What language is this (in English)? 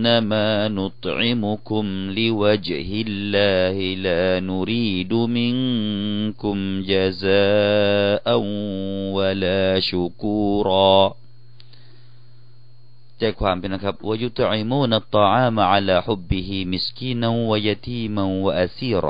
Thai